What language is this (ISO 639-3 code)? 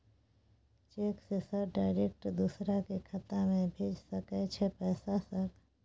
mai